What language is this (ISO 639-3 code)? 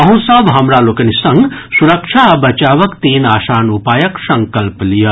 mai